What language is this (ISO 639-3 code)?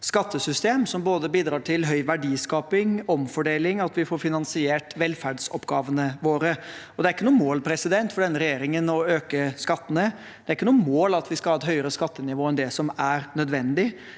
nor